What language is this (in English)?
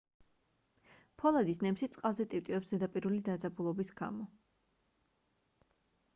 Georgian